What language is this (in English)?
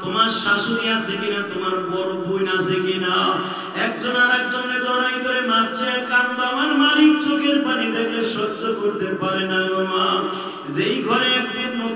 Arabic